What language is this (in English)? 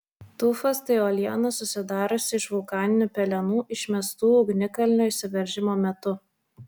Lithuanian